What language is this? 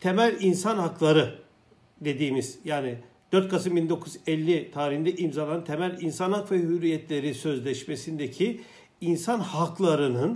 Turkish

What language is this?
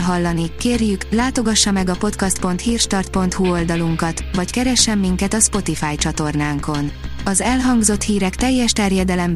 Hungarian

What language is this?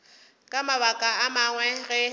Northern Sotho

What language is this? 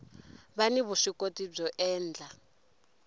Tsonga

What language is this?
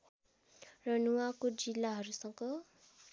Nepali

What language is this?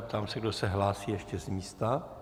Czech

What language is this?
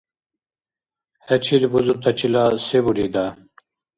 Dargwa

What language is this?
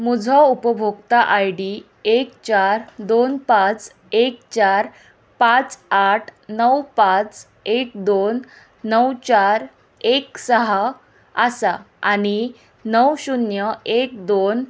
Konkani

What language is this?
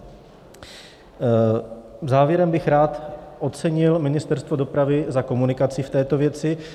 Czech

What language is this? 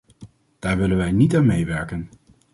Dutch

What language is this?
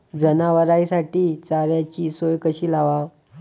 Marathi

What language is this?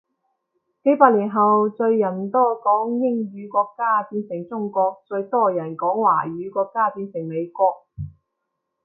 Cantonese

